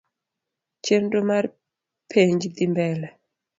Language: Luo (Kenya and Tanzania)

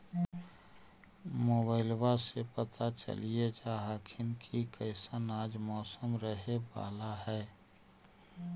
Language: Magahi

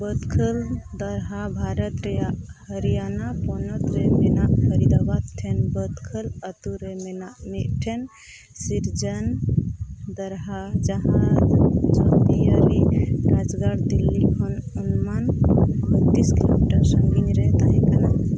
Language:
Santali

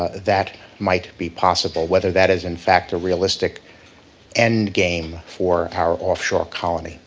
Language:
English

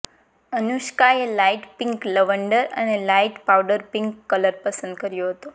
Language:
Gujarati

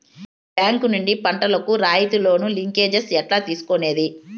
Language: Telugu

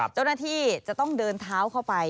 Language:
Thai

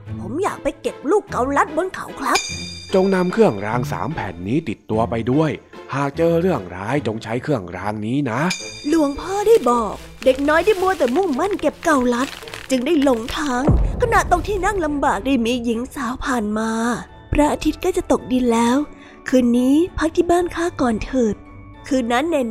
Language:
Thai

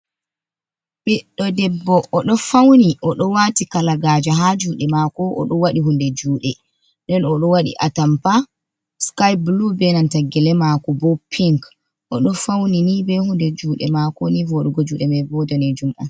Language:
Fula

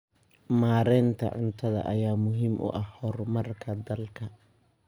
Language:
Somali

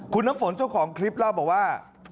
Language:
Thai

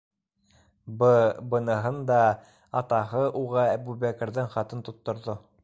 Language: Bashkir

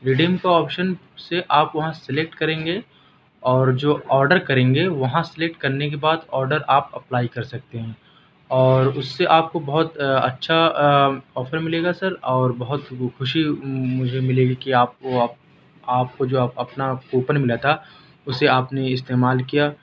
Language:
Urdu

